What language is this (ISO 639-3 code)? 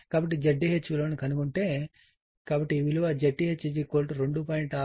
tel